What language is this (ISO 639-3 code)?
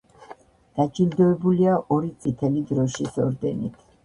kat